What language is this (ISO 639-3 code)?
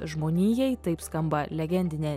lit